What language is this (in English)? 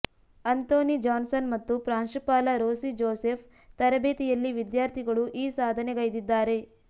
Kannada